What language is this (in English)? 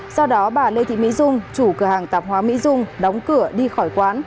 Vietnamese